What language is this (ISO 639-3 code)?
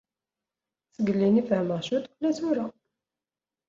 kab